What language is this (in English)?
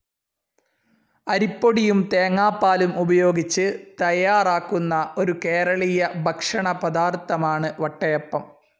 Malayalam